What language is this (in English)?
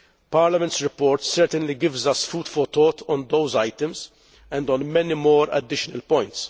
English